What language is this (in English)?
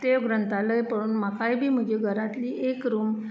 Konkani